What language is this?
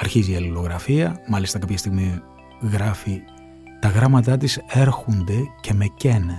Greek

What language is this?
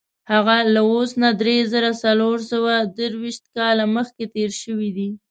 Pashto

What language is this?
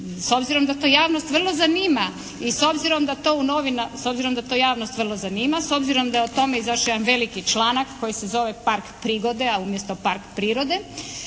Croatian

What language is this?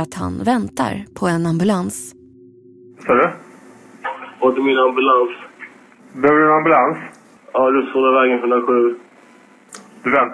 Swedish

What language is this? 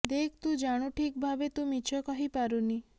Odia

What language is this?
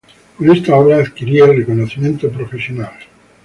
Spanish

